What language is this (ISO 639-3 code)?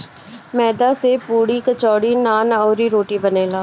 bho